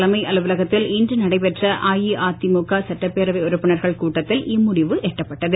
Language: Tamil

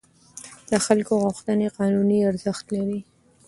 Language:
Pashto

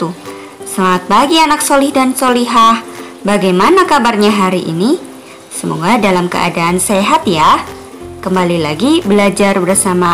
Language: Indonesian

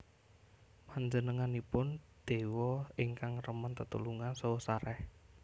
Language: Javanese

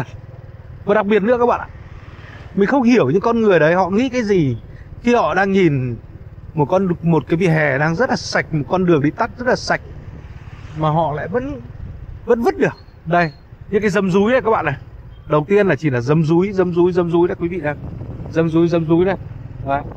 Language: Vietnamese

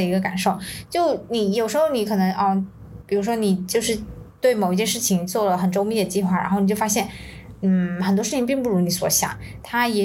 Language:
Chinese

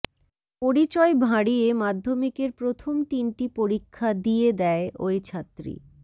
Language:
Bangla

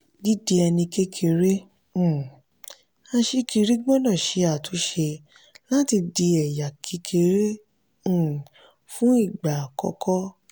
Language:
Yoruba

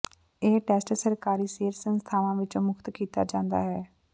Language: Punjabi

